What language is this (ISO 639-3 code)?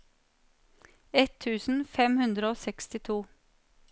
nor